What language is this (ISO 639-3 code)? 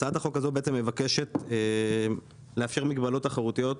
heb